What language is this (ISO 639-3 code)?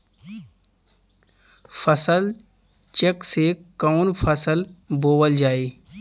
bho